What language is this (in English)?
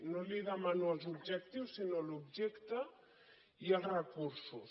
Catalan